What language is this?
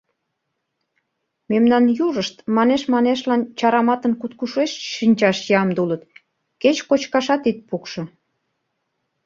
Mari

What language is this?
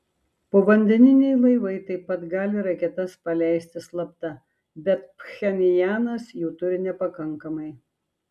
Lithuanian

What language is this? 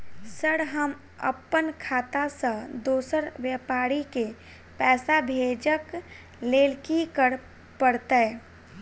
Maithili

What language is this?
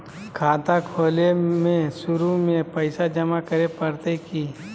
Magahi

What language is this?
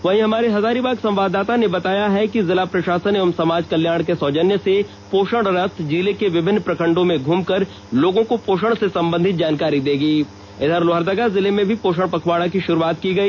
Hindi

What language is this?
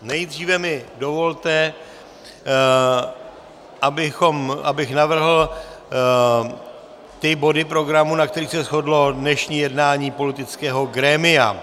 Czech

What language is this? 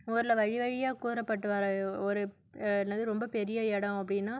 Tamil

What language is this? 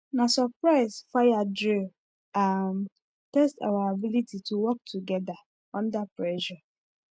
Nigerian Pidgin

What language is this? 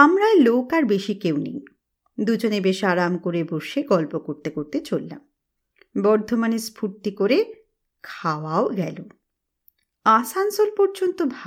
Bangla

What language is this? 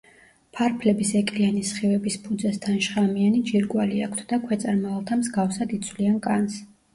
Georgian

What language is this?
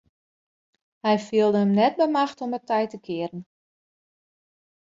Western Frisian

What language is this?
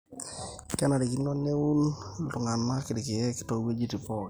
Masai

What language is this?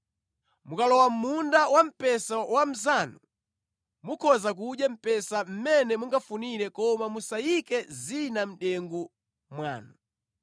Nyanja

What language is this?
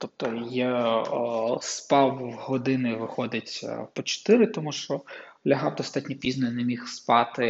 Ukrainian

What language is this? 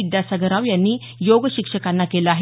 Marathi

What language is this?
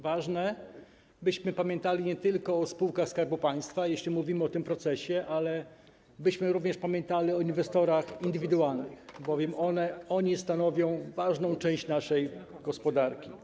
Polish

